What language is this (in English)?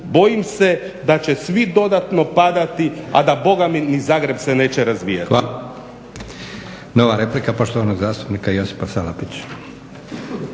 Croatian